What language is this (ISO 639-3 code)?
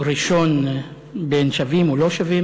heb